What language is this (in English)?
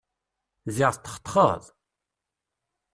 Kabyle